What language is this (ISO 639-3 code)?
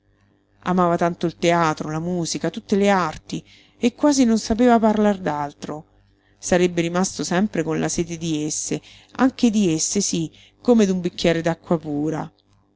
ita